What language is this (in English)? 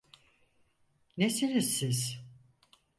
Turkish